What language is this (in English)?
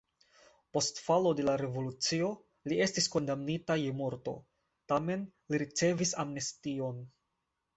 Esperanto